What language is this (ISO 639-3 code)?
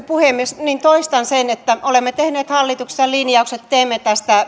fin